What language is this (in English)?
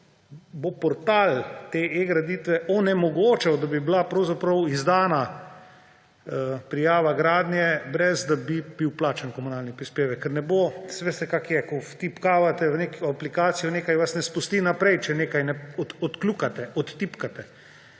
Slovenian